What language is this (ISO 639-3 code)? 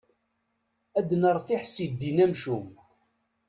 kab